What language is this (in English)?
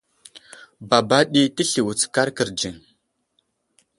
Wuzlam